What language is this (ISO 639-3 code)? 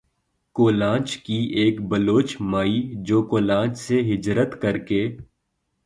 urd